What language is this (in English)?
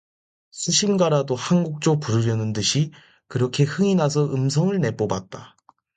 Korean